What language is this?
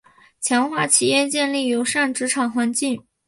Chinese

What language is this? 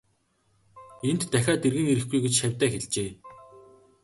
Mongolian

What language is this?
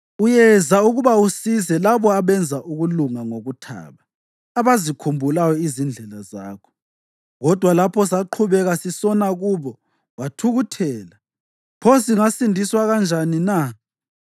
North Ndebele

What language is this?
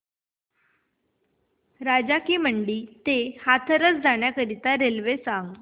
Marathi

